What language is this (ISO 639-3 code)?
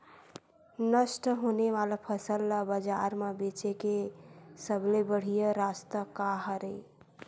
hne